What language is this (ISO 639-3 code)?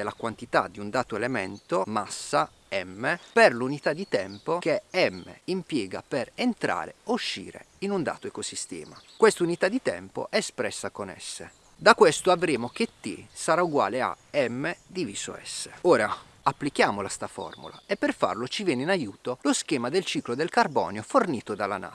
ita